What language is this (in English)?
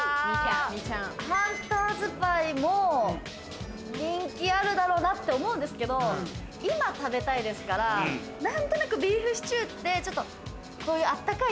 Japanese